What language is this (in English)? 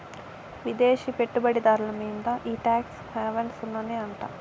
Telugu